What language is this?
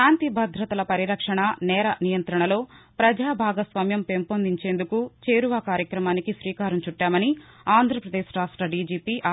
Telugu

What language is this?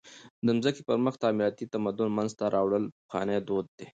Pashto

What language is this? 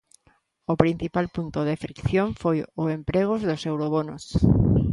Galician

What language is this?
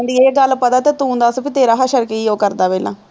Punjabi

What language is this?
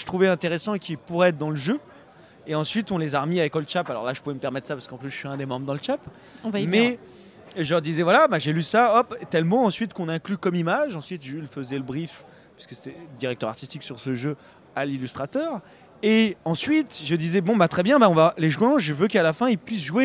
French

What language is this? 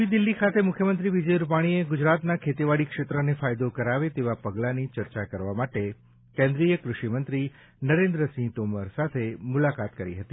Gujarati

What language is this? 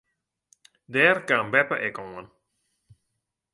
Western Frisian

